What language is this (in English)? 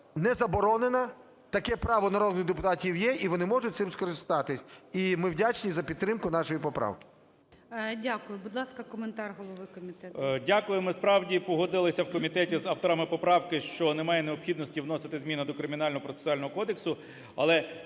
Ukrainian